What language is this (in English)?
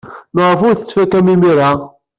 Kabyle